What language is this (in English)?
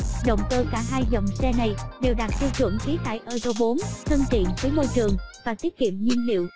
Vietnamese